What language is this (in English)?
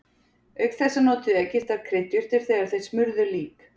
Icelandic